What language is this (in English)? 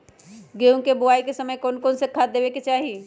Magahi